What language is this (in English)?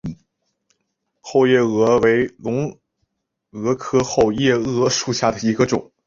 Chinese